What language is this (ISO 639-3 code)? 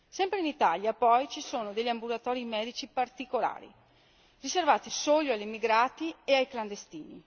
ita